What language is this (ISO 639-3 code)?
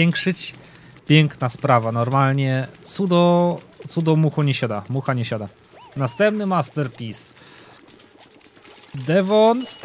pol